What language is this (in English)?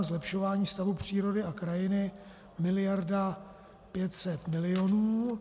Czech